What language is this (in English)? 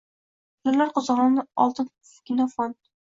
Uzbek